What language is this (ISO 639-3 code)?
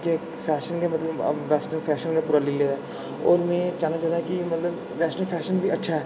doi